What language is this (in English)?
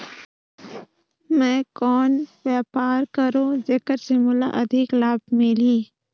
Chhattisgarhi